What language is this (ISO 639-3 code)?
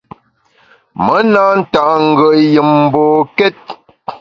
bax